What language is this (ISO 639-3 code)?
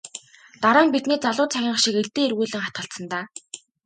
mon